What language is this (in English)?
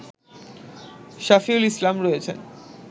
Bangla